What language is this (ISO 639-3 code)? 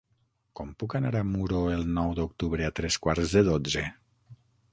cat